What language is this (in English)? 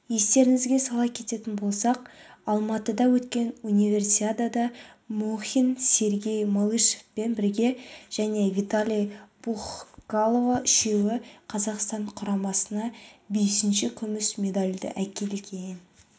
Kazakh